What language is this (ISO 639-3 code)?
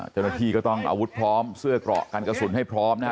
tha